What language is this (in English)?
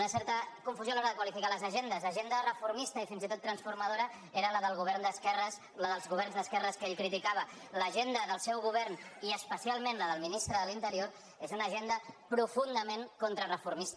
Catalan